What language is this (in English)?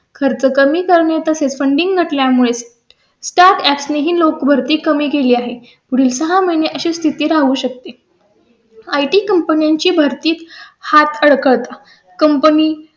Marathi